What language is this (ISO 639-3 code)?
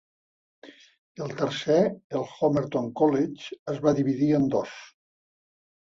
cat